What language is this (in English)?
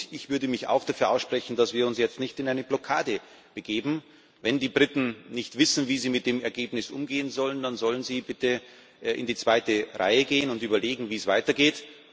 German